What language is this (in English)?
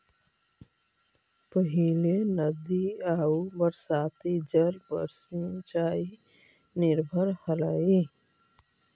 Magahi